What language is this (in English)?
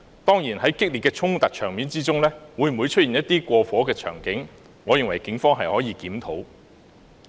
Cantonese